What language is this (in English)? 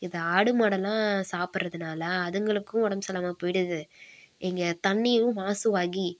Tamil